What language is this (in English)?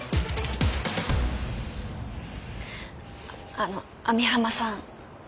Japanese